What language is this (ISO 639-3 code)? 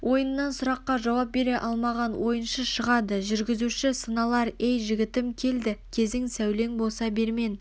kaz